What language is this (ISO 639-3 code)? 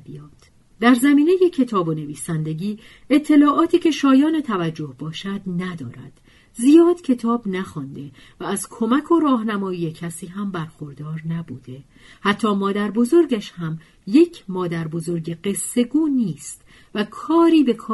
fas